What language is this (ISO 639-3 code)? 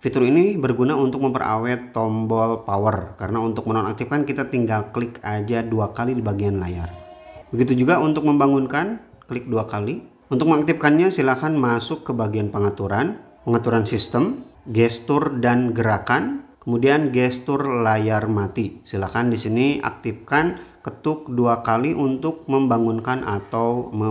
ind